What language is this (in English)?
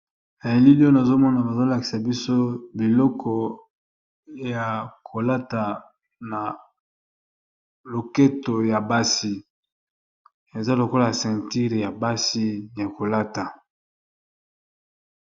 Lingala